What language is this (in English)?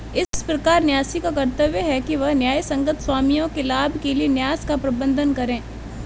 Hindi